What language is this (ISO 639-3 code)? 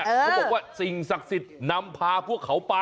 tha